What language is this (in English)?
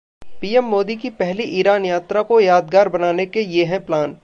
Hindi